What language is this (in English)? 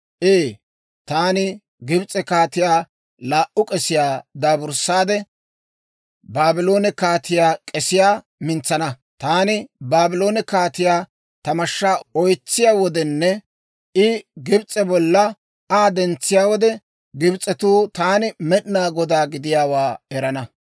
Dawro